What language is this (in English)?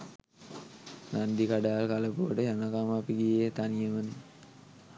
Sinhala